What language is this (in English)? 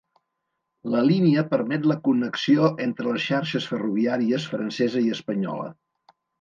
Catalan